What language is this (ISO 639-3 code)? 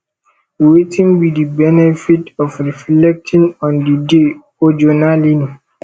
pcm